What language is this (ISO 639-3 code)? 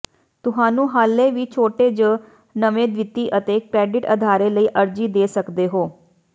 pan